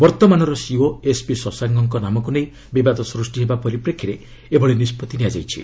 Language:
Odia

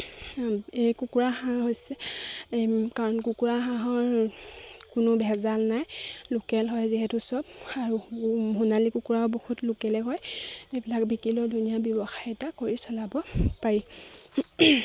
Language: Assamese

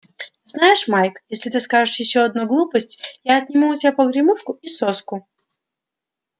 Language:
Russian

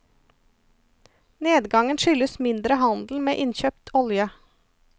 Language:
Norwegian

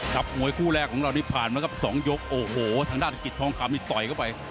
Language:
Thai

